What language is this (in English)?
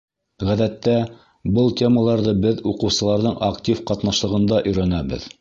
Bashkir